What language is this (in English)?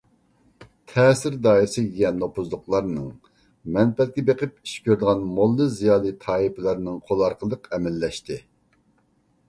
Uyghur